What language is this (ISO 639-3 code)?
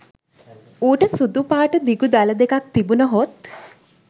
sin